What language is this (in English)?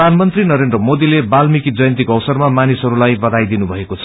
Nepali